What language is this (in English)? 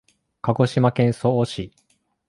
Japanese